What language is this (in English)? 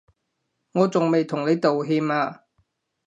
Cantonese